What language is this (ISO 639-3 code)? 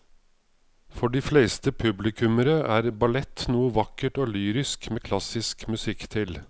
nor